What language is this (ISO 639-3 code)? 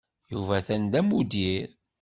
kab